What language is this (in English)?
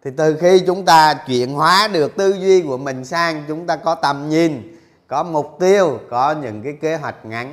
Vietnamese